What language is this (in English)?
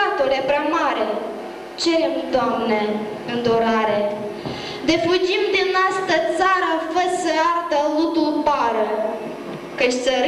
Romanian